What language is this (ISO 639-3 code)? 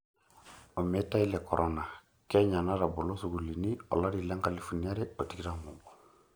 mas